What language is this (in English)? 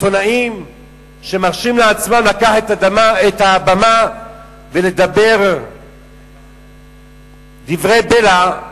Hebrew